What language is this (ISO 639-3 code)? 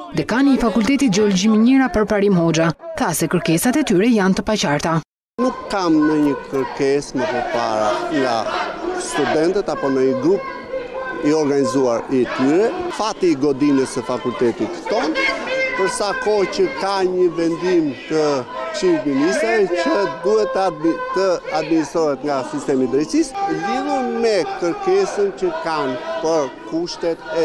ron